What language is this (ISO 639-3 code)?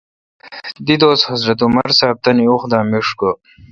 xka